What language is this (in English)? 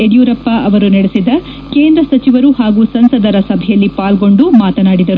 Kannada